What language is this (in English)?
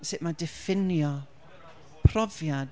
Welsh